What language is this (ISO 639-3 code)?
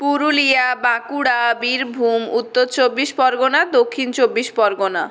ben